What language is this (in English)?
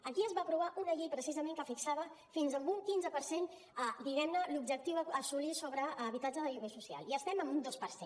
Catalan